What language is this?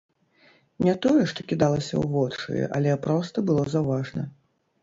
Belarusian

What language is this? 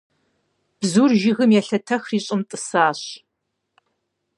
Kabardian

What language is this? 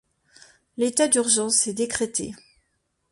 French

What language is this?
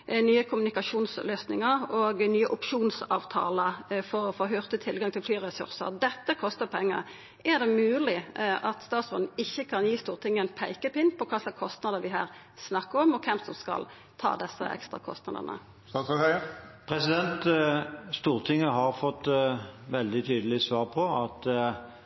Norwegian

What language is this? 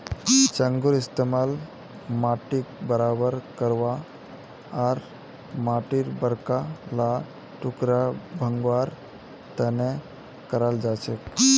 Magahi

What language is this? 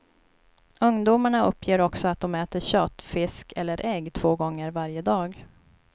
Swedish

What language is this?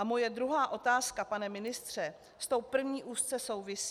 Czech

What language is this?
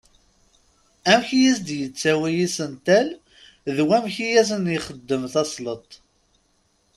Kabyle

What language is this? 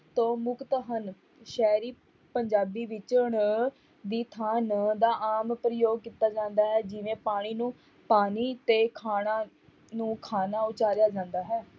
Punjabi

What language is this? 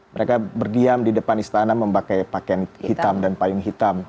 Indonesian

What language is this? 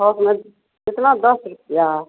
Hindi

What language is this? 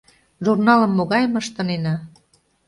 Mari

